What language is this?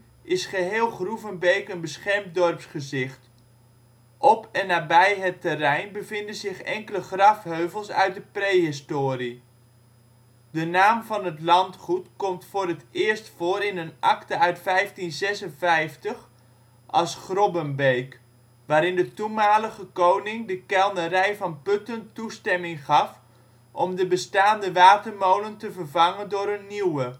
Dutch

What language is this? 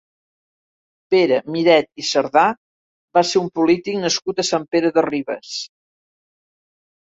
Catalan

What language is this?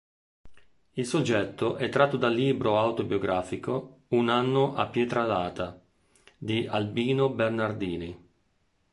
Italian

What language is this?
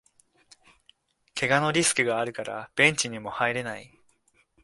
Japanese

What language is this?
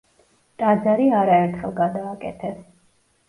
Georgian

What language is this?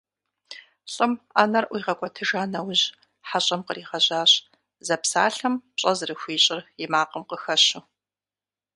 Kabardian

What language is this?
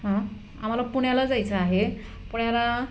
Marathi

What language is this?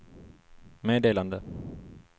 Swedish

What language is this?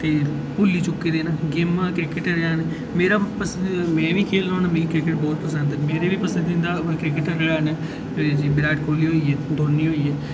Dogri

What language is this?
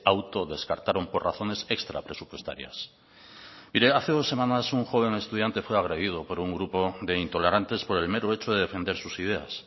Spanish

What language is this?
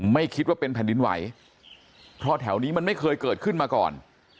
Thai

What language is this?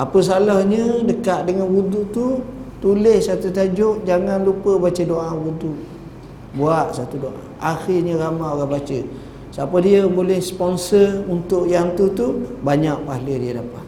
Malay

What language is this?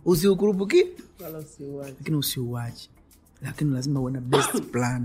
Swahili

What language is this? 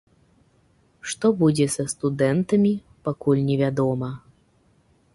Belarusian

